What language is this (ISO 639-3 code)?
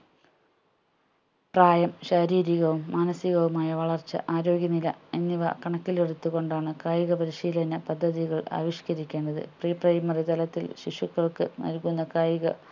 mal